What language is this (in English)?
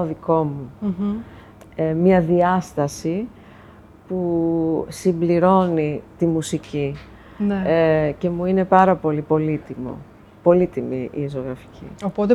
Greek